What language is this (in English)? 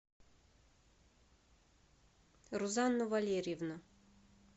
Russian